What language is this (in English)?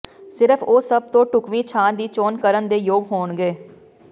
Punjabi